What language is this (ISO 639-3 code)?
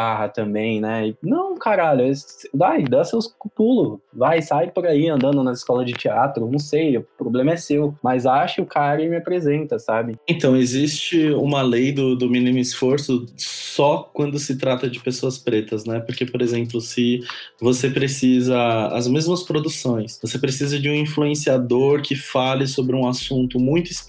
por